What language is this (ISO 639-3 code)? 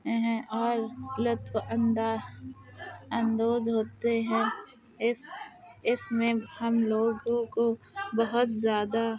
urd